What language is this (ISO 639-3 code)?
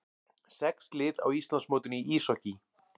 isl